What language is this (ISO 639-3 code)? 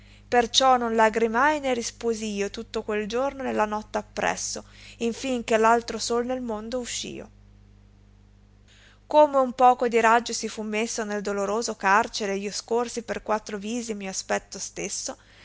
ita